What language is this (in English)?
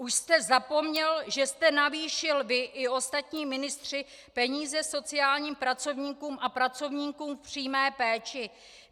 Czech